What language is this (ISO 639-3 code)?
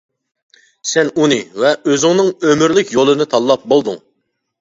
uig